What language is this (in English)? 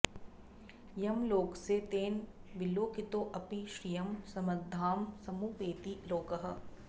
Sanskrit